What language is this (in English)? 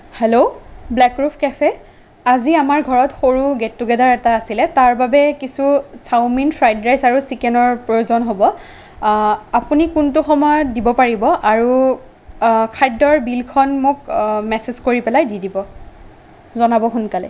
Assamese